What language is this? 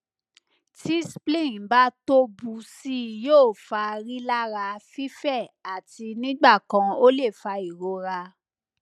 Yoruba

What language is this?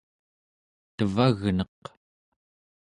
Central Yupik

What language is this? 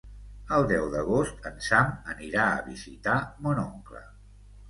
Catalan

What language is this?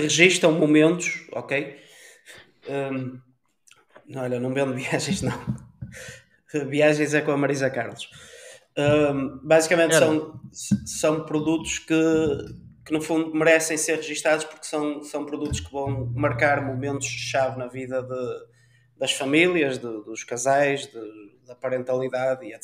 Portuguese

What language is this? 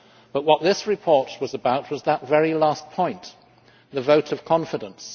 English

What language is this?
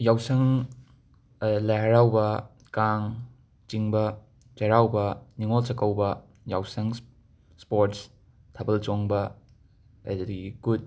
Manipuri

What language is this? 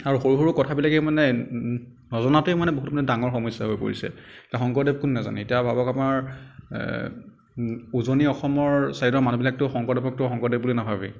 Assamese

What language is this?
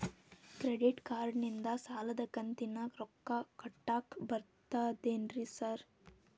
Kannada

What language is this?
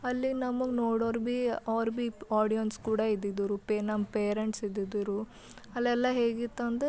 Kannada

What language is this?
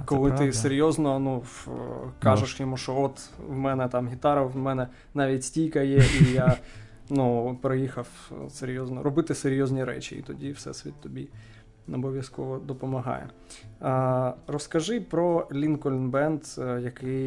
Ukrainian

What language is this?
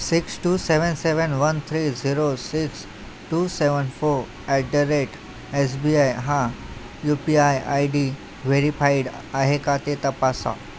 Marathi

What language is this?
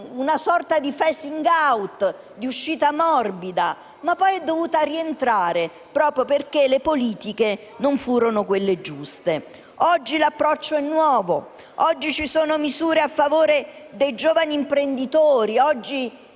Italian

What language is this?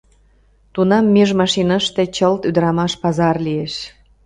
Mari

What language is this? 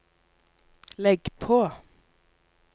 Norwegian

